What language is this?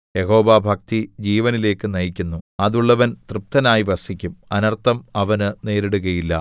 Malayalam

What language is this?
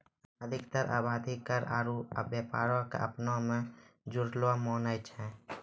Maithili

